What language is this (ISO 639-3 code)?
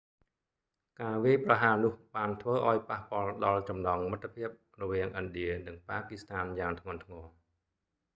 khm